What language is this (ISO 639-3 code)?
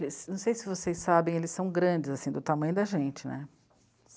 por